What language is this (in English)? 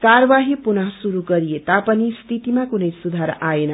Nepali